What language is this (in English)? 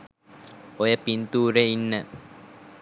Sinhala